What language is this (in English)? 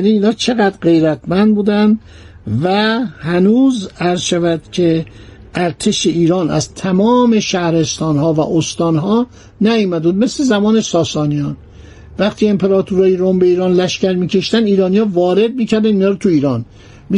Persian